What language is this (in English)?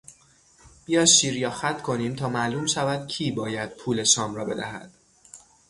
Persian